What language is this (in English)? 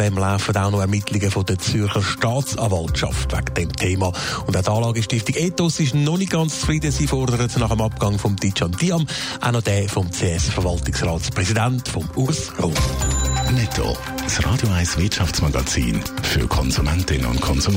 German